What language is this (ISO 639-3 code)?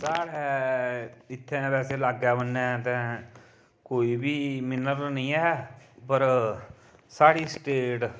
doi